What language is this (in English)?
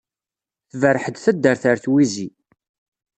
Kabyle